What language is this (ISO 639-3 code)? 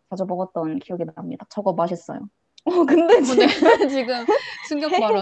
kor